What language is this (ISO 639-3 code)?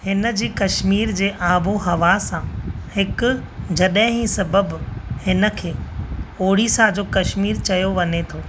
snd